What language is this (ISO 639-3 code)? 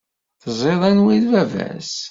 kab